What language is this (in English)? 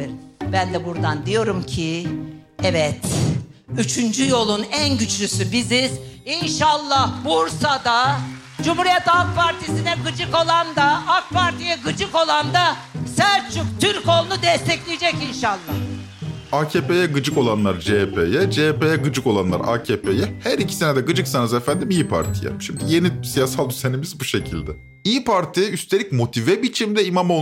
Turkish